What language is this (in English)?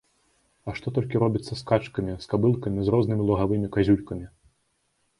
Belarusian